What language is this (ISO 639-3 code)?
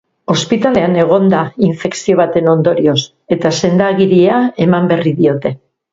eus